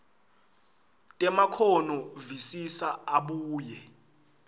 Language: Swati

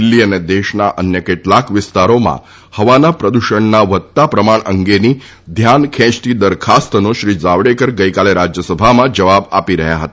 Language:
Gujarati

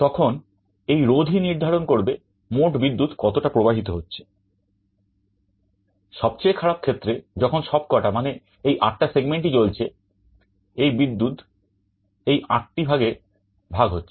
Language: Bangla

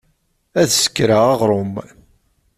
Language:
Kabyle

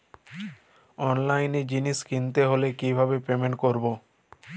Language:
Bangla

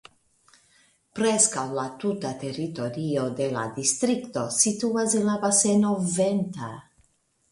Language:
Esperanto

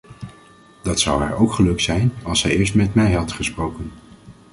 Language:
Dutch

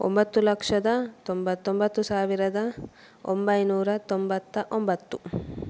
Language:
Kannada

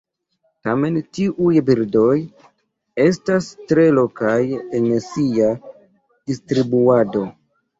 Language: Esperanto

